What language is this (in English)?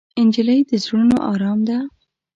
Pashto